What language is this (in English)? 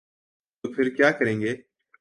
Urdu